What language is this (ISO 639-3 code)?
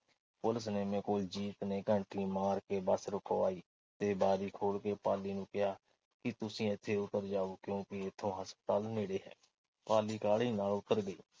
pan